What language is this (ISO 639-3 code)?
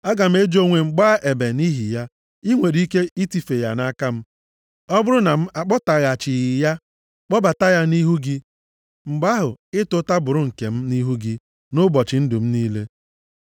ibo